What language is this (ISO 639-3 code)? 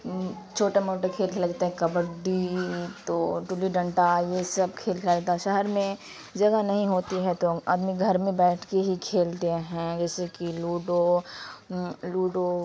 urd